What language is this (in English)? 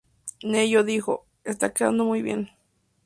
Spanish